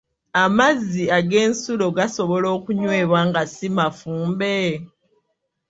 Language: Ganda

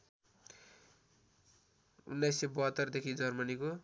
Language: Nepali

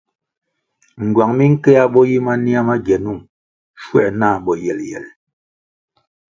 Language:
Kwasio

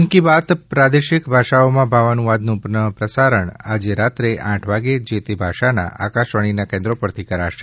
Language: Gujarati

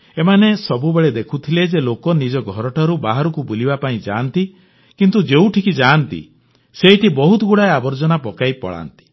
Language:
Odia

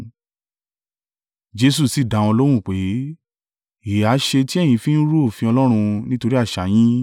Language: Yoruba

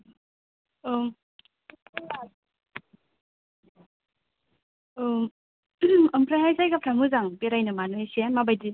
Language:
Bodo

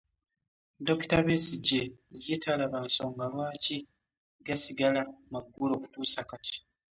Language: Ganda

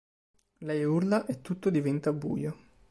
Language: Italian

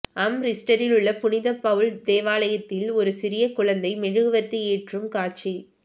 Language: Tamil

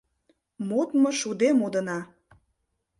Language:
Mari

